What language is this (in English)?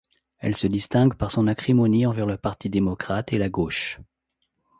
French